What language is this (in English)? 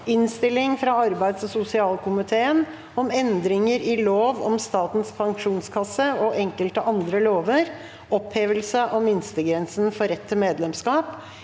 Norwegian